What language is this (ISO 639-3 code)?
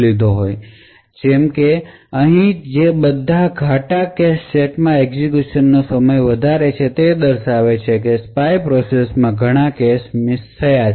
guj